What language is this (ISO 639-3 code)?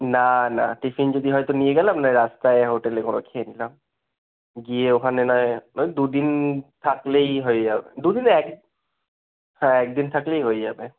ben